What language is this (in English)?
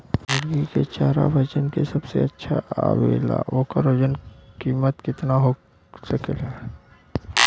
Bhojpuri